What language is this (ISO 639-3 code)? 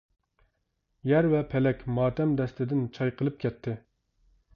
uig